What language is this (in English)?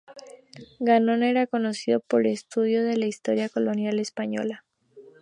Spanish